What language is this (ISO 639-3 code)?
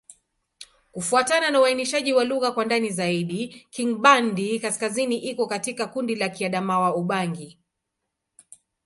swa